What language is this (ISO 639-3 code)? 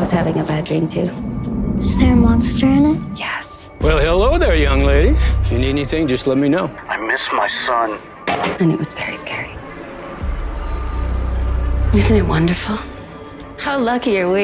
eng